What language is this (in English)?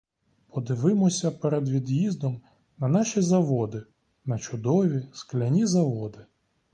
Ukrainian